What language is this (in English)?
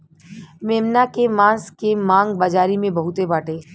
Bhojpuri